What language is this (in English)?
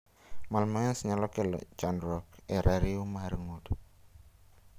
Luo (Kenya and Tanzania)